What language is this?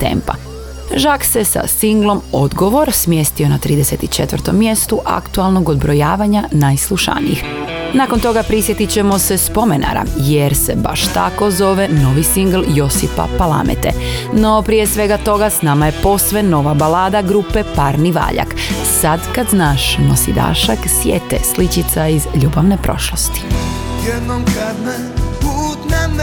Croatian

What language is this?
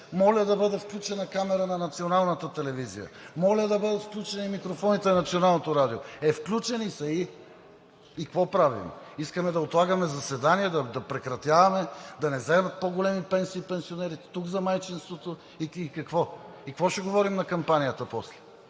Bulgarian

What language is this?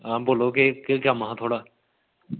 Dogri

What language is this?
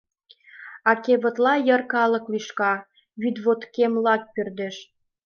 Mari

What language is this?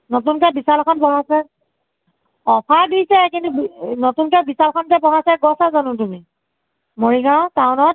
Assamese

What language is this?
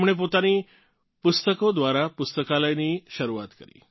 Gujarati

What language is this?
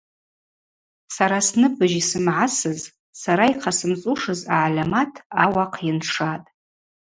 Abaza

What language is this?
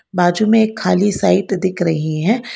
Hindi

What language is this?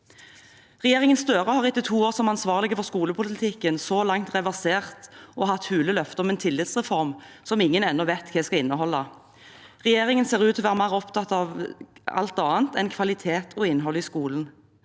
Norwegian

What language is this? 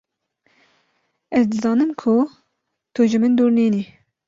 Kurdish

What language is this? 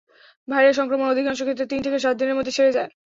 Bangla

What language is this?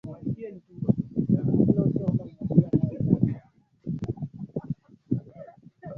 Swahili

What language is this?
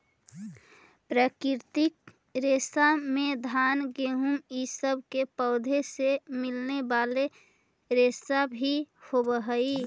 Magahi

